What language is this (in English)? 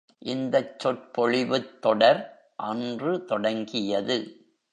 Tamil